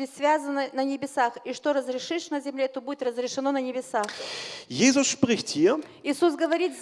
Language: German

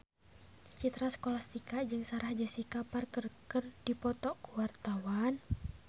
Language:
Sundanese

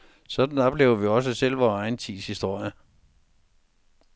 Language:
Danish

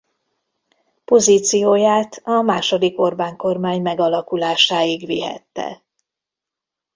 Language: Hungarian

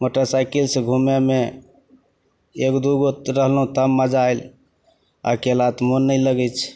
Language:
Maithili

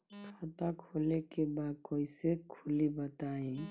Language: Bhojpuri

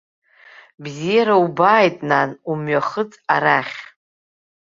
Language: Abkhazian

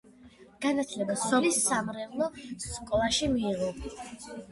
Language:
Georgian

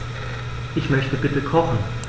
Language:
German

